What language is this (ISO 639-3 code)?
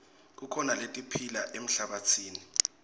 ssw